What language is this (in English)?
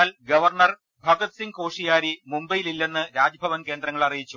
Malayalam